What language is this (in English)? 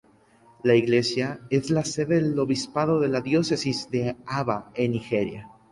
Spanish